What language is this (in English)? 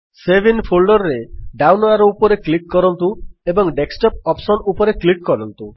Odia